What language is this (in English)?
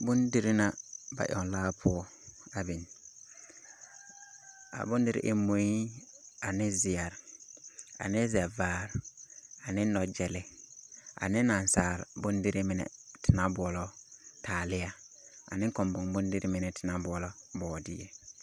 Southern Dagaare